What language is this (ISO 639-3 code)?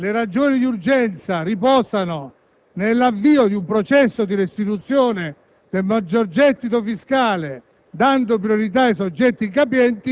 ita